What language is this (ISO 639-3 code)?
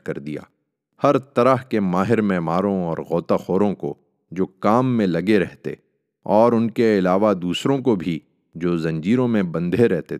urd